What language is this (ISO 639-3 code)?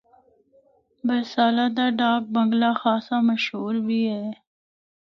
hno